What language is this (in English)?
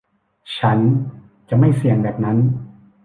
Thai